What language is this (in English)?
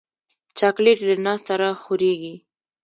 Pashto